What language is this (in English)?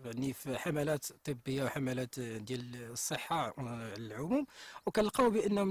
Arabic